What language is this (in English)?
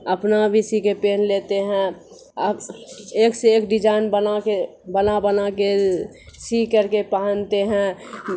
Urdu